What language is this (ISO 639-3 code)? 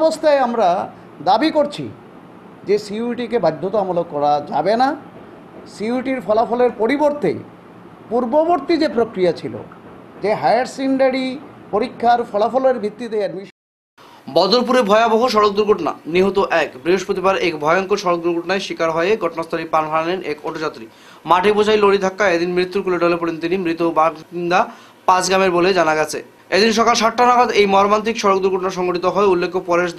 ben